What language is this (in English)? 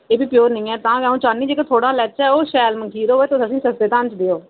Dogri